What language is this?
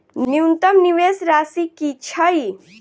Maithili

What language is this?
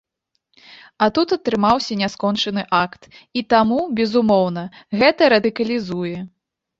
Belarusian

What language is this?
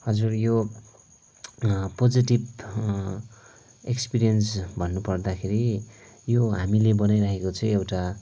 Nepali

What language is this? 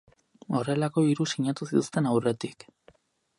Basque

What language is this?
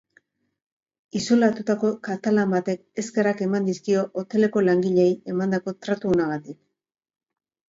Basque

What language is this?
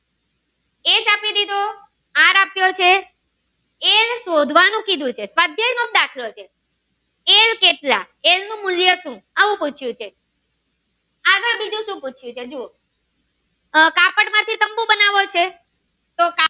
Gujarati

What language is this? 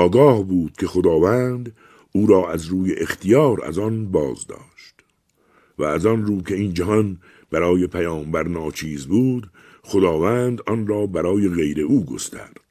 Persian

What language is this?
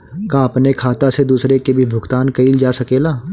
Bhojpuri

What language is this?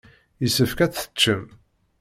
Kabyle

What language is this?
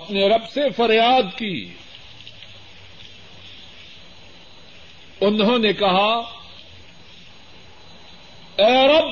Urdu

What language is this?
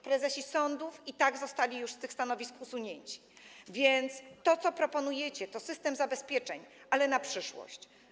Polish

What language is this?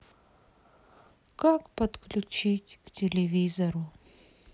Russian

